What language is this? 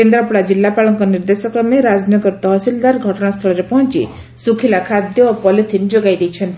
Odia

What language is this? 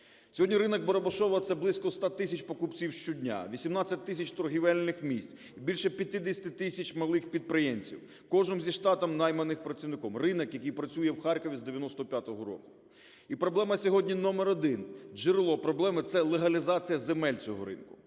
Ukrainian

